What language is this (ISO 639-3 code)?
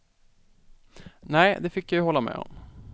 swe